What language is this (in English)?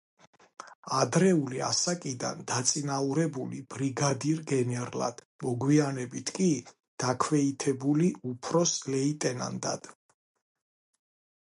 Georgian